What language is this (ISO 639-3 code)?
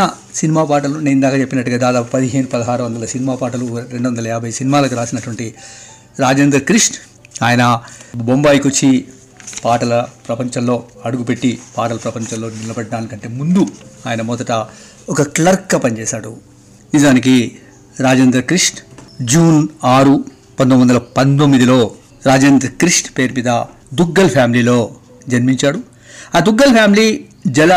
tel